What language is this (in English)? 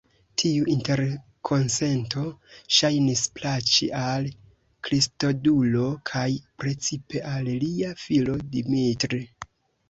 Esperanto